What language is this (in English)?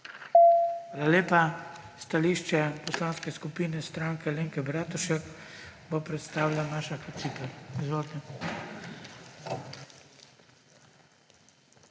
Slovenian